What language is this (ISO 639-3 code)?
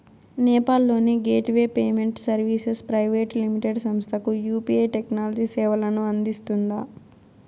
tel